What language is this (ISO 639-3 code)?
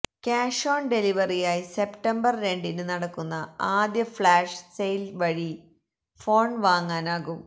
mal